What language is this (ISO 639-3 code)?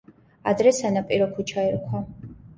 kat